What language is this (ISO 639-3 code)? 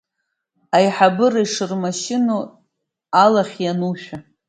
abk